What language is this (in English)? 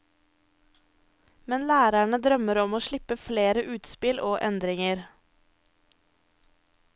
Norwegian